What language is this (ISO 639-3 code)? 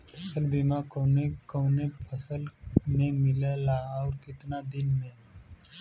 bho